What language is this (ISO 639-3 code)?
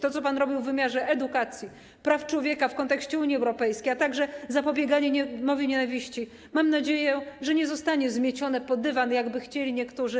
pol